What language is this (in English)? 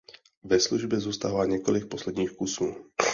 Czech